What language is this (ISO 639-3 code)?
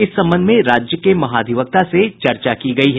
hin